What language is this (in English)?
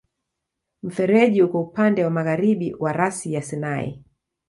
Swahili